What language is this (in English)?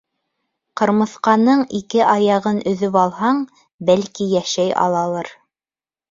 Bashkir